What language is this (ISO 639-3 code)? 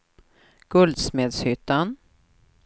swe